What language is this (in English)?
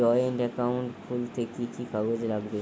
Bangla